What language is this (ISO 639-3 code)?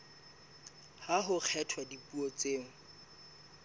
sot